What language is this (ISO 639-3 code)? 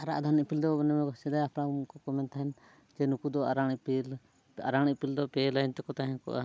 sat